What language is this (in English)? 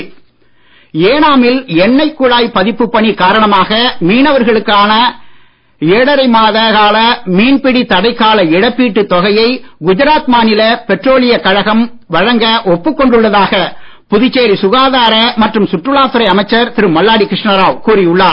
Tamil